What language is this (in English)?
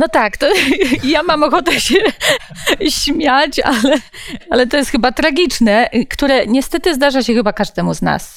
Polish